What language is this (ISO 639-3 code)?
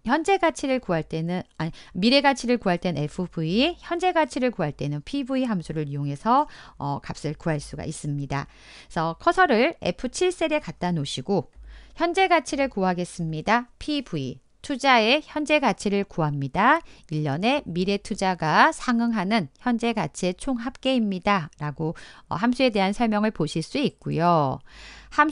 kor